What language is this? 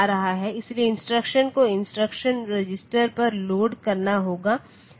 Hindi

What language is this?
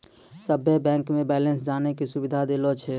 Maithili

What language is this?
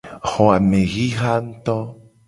Gen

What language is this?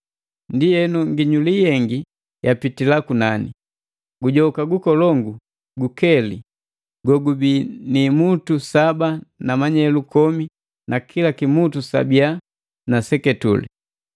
Matengo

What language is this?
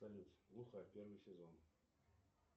Russian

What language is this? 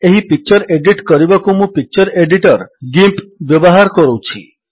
Odia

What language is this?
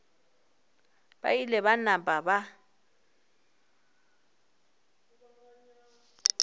Northern Sotho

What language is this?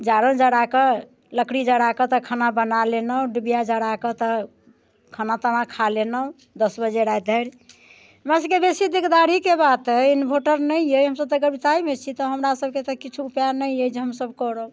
Maithili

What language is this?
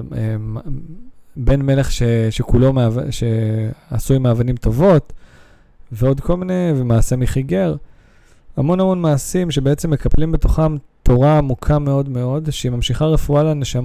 Hebrew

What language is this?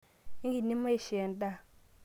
Masai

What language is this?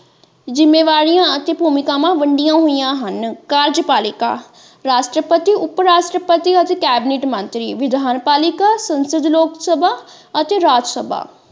Punjabi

